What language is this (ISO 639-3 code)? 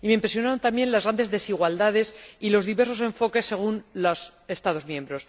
spa